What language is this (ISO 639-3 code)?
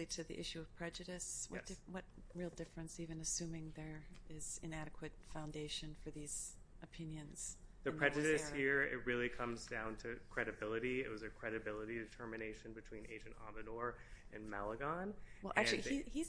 eng